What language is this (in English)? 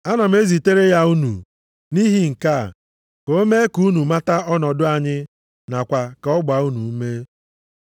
Igbo